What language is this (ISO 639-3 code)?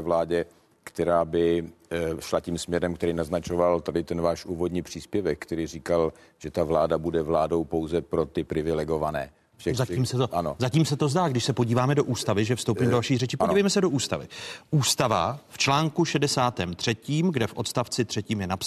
ces